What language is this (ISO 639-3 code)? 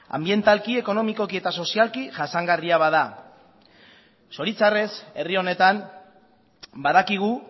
eus